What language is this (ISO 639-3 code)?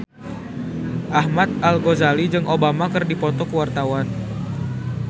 sun